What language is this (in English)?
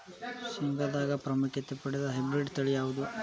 Kannada